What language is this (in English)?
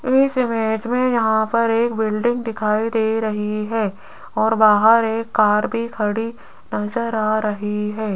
Hindi